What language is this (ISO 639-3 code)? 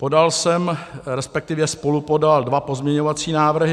ces